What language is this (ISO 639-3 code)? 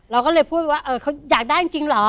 tha